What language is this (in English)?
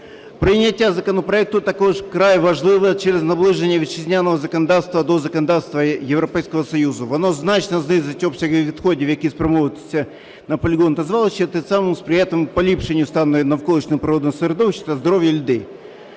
Ukrainian